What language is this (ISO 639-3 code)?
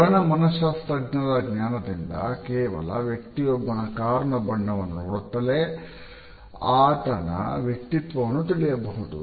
kan